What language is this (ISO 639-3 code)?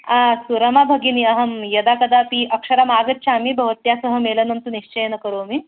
san